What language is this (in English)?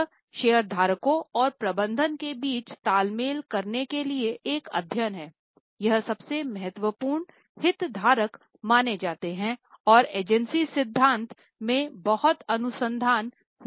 Hindi